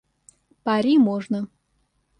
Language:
Russian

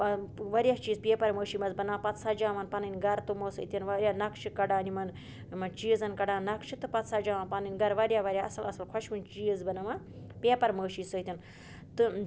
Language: Kashmiri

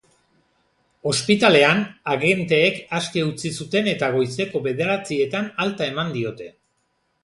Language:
Basque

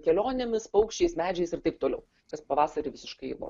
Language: Lithuanian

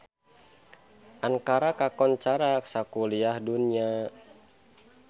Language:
Sundanese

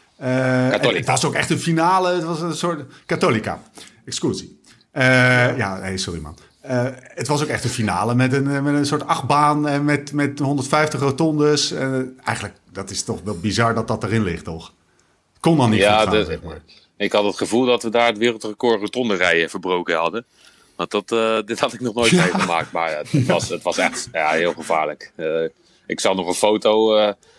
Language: Dutch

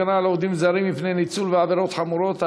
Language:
Hebrew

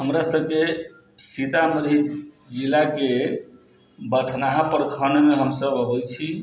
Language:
Maithili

